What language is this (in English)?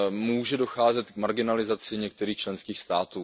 Czech